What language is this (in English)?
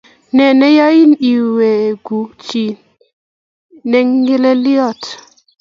Kalenjin